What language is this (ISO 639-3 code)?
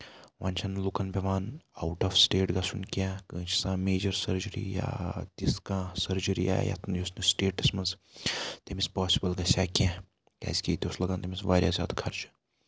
kas